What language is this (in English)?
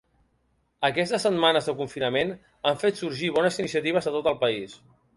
Catalan